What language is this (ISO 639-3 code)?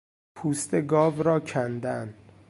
fas